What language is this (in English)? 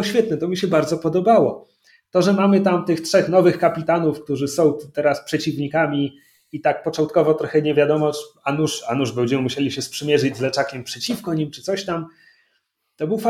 Polish